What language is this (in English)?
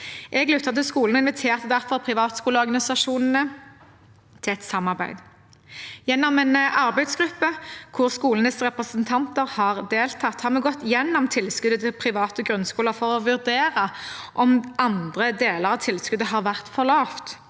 Norwegian